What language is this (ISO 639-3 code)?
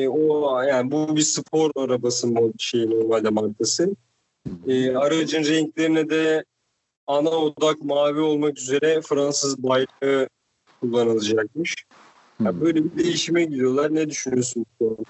tur